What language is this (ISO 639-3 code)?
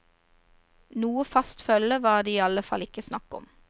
nor